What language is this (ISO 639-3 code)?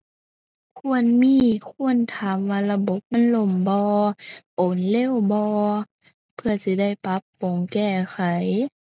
tha